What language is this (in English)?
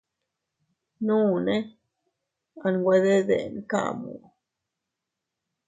Teutila Cuicatec